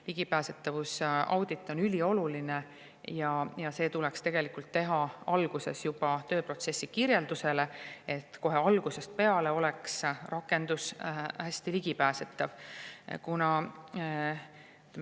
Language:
Estonian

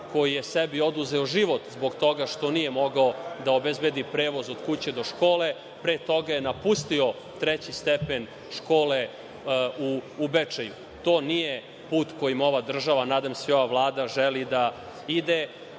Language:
Serbian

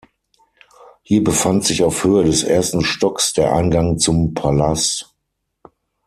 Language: German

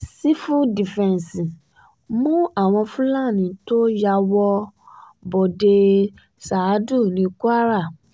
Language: Yoruba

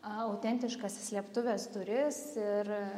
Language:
Lithuanian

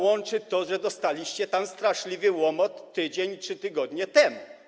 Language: Polish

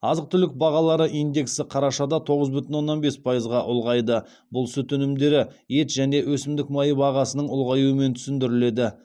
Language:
Kazakh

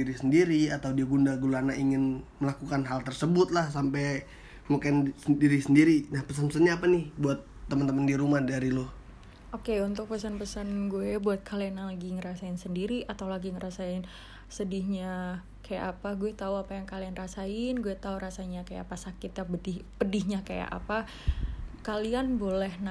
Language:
Indonesian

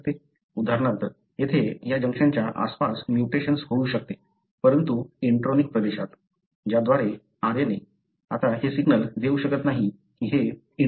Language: Marathi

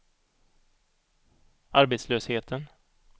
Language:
Swedish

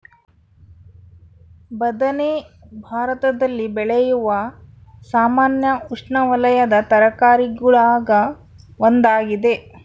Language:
Kannada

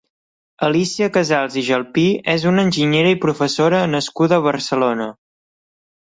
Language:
Catalan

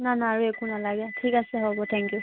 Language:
Assamese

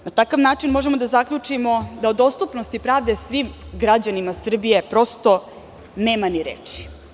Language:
Serbian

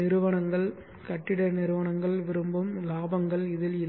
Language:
Tamil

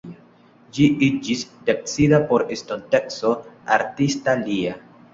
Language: Esperanto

